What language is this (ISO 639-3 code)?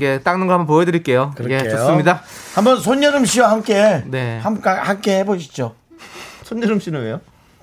kor